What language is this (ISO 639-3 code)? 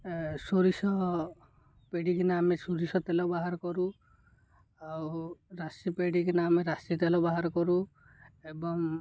ori